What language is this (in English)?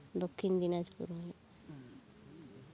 Santali